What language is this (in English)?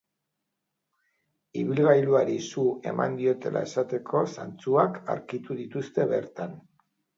Basque